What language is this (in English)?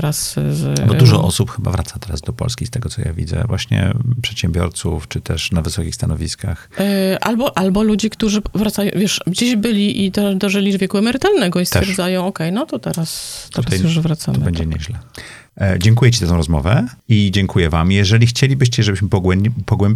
Polish